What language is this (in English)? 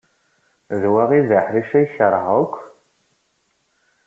Kabyle